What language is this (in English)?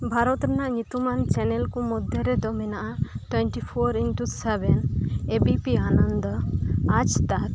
Santali